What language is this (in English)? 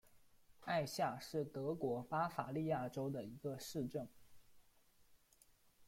Chinese